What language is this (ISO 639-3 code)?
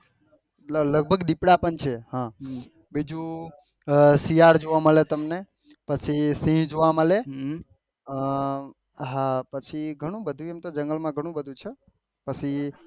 guj